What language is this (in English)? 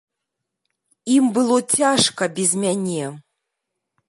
Belarusian